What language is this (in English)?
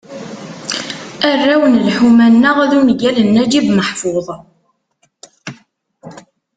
Kabyle